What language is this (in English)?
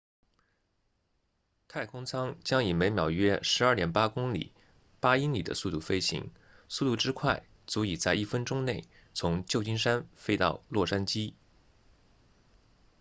Chinese